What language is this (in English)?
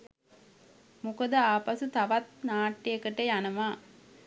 Sinhala